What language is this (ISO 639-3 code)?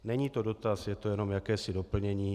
ces